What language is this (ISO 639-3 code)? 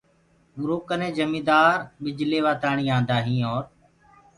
ggg